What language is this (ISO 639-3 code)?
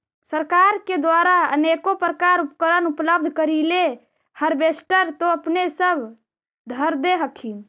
mag